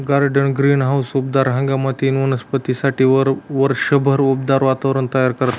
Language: Marathi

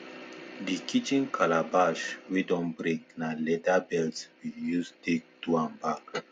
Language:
Nigerian Pidgin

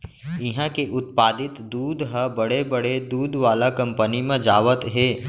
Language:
Chhattisgarhi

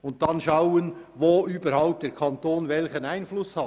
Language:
Swiss German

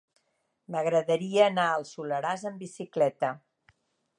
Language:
Catalan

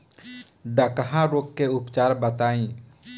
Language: Bhojpuri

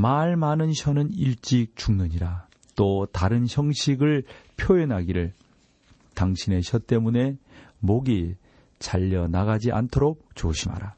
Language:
Korean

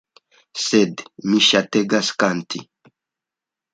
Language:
Esperanto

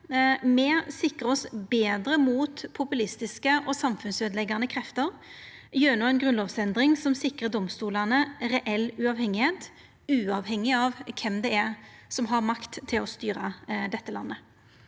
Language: Norwegian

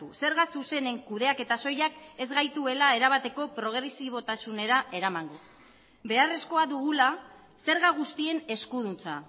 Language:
Basque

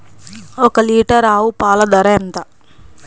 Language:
Telugu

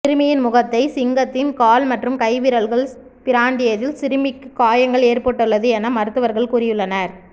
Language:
Tamil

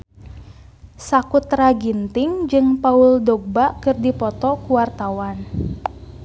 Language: Sundanese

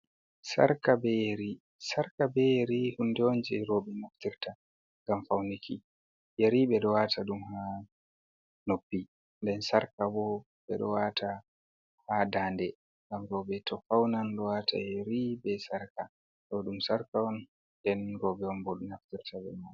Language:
Fula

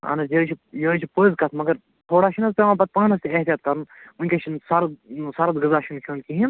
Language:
Kashmiri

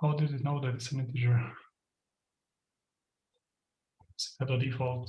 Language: English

